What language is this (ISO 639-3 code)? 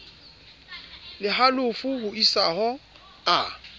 sot